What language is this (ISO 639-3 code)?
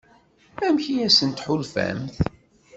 kab